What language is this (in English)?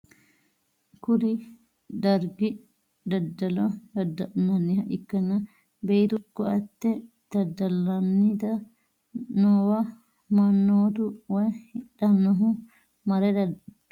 Sidamo